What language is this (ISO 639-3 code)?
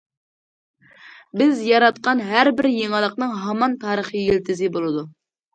uig